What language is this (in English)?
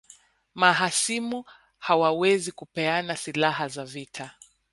Swahili